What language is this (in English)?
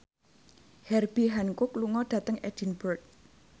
Javanese